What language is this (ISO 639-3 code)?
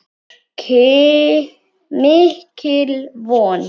isl